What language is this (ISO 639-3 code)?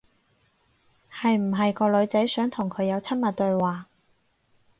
yue